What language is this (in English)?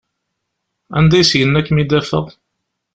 Kabyle